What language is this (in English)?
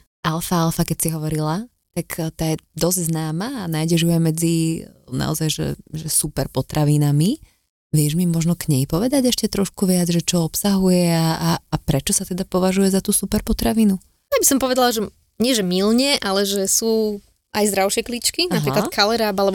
Slovak